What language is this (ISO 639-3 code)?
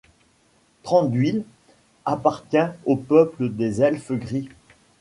fra